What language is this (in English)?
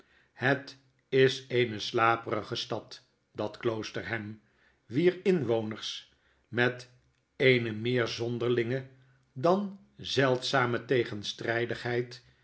Dutch